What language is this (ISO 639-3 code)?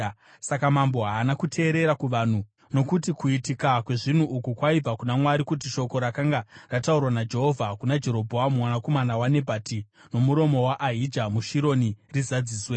sna